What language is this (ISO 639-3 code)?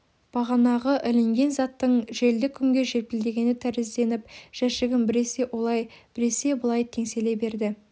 kaz